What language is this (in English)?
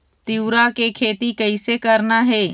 Chhattisgarhi